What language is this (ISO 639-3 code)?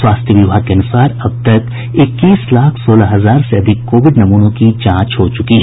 hin